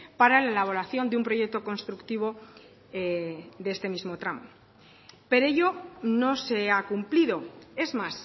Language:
Spanish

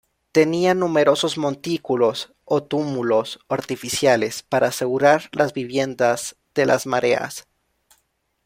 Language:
Spanish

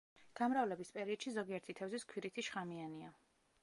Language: Georgian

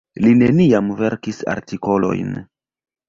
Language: Esperanto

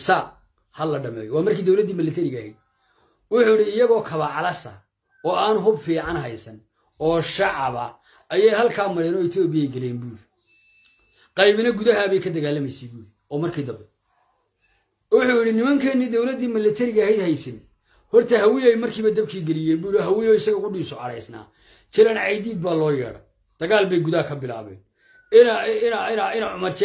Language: Arabic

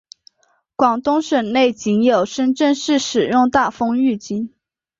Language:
Chinese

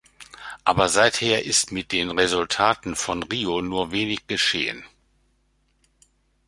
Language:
German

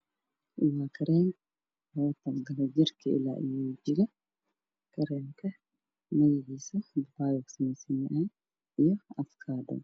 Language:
Somali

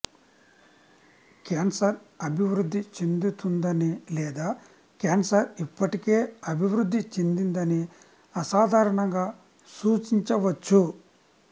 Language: Telugu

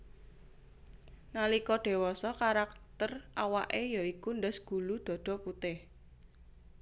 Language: Javanese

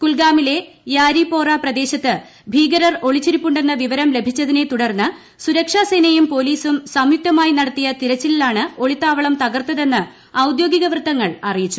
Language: Malayalam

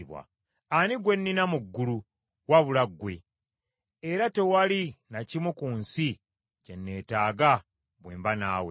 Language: Ganda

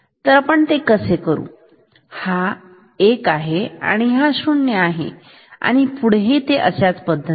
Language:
Marathi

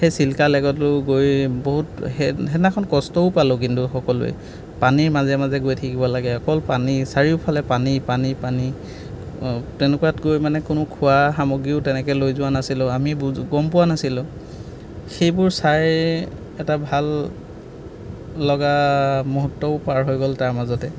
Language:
Assamese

